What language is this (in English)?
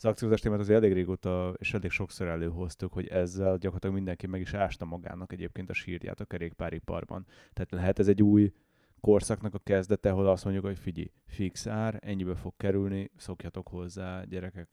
Hungarian